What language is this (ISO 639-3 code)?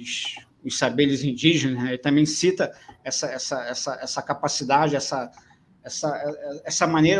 por